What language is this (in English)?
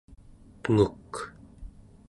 Central Yupik